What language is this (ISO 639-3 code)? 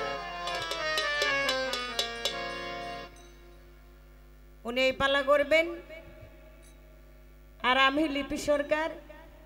ara